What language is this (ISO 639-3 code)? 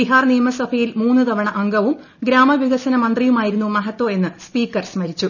mal